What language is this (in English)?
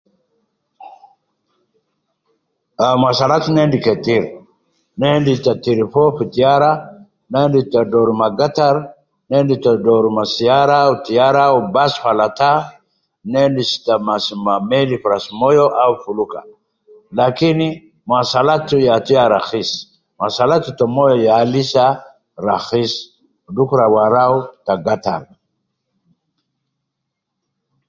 Nubi